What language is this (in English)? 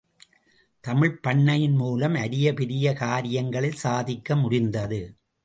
Tamil